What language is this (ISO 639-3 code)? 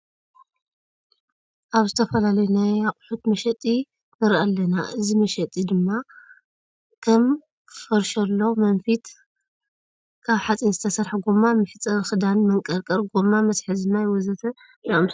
tir